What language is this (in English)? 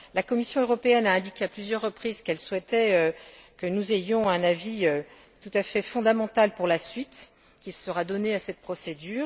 French